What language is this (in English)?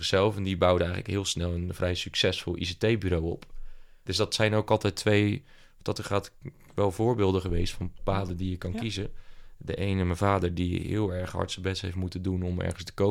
Dutch